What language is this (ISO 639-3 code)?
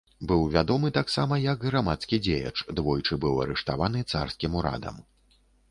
bel